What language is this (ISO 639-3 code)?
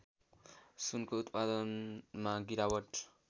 nep